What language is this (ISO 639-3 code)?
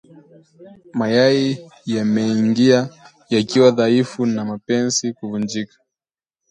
swa